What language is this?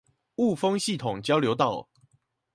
Chinese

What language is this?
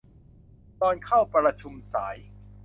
Thai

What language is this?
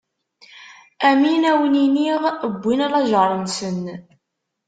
Kabyle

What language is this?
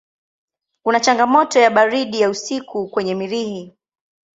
Swahili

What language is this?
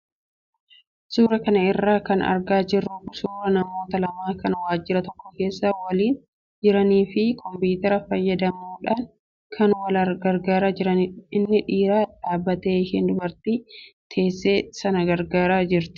Oromo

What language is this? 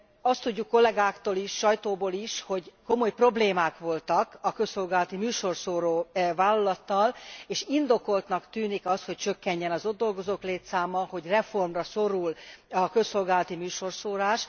Hungarian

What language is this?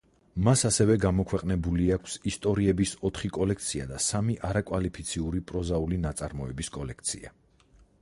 Georgian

